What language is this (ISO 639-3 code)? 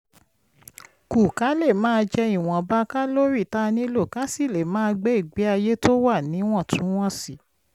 yor